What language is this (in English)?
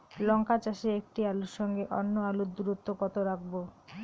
Bangla